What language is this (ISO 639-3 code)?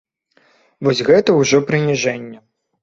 bel